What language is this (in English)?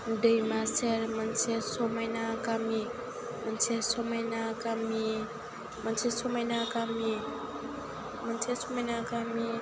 Bodo